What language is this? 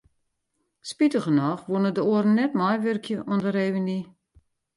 Western Frisian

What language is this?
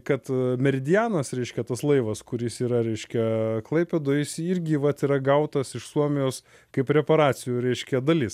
Lithuanian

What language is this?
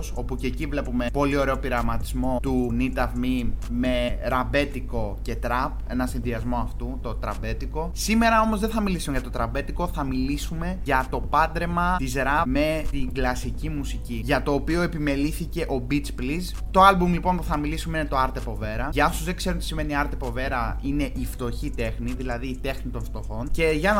Greek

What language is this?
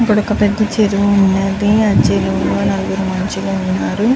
Telugu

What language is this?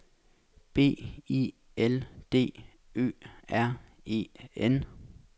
Danish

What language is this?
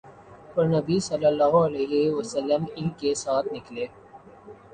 Urdu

